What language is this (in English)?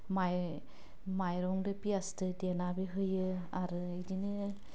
Bodo